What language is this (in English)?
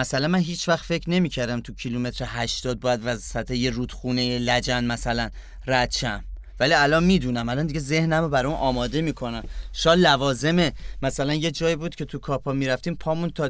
Persian